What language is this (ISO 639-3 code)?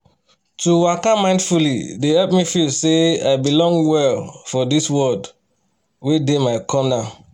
pcm